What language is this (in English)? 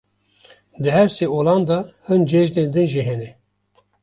Kurdish